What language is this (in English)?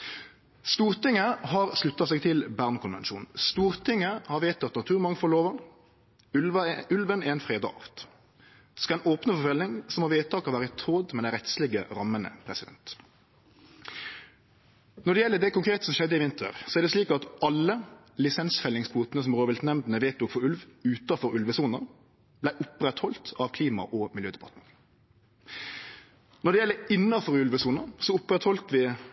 Norwegian Nynorsk